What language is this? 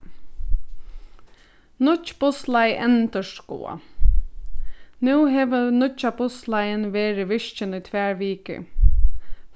Faroese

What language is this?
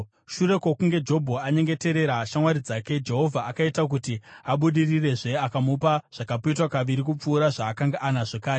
Shona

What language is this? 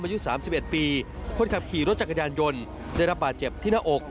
Thai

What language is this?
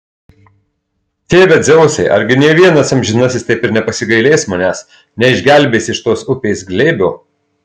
Lithuanian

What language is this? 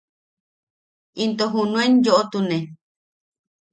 Yaqui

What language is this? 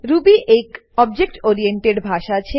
Gujarati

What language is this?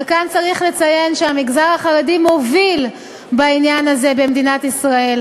Hebrew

